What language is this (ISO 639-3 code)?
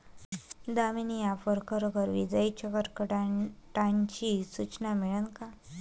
mar